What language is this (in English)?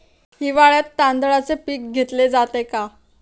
Marathi